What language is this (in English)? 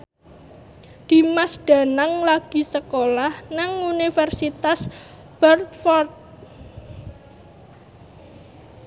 Javanese